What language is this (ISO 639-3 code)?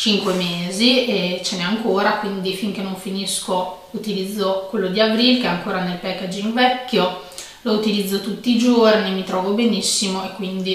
ita